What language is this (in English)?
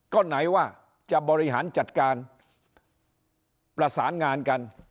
Thai